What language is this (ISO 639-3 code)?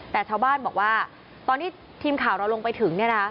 tha